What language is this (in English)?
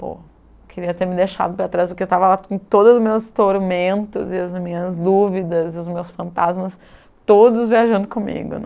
Portuguese